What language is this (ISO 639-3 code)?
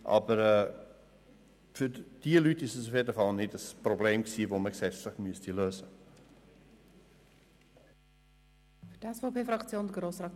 gsw